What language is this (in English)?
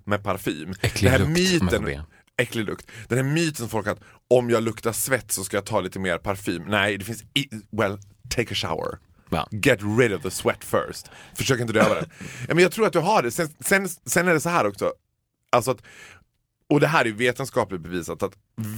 Swedish